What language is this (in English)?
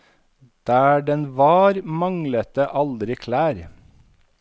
Norwegian